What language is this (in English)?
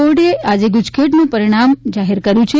Gujarati